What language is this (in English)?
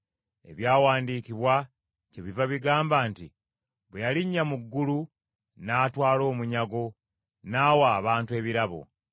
Ganda